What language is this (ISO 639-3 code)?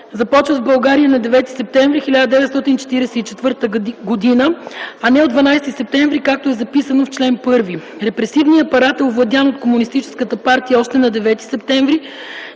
bul